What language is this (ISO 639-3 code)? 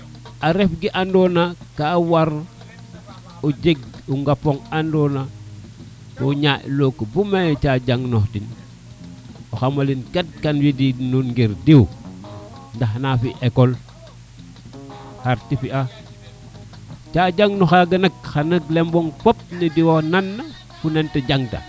srr